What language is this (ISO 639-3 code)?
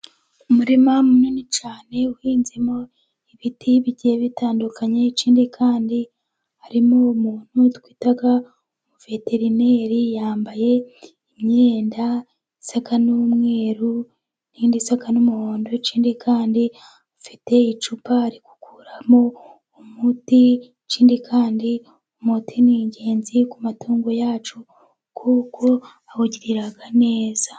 kin